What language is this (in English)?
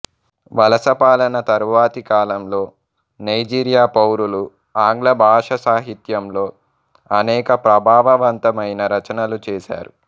Telugu